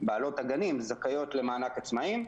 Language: Hebrew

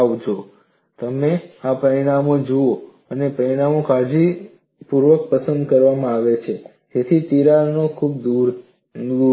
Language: Gujarati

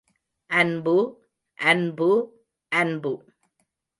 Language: Tamil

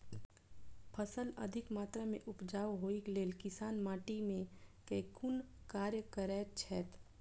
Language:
Maithili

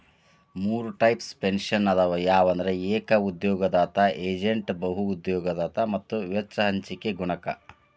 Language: Kannada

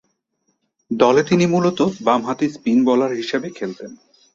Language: Bangla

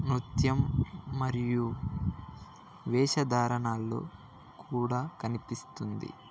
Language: Telugu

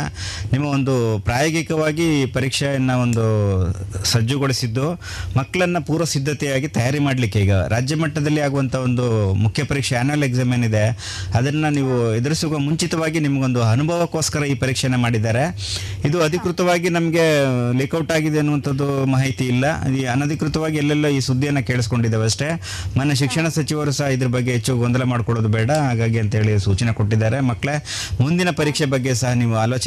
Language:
Kannada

